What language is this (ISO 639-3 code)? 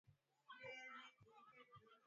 swa